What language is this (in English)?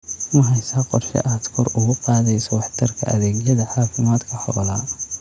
Somali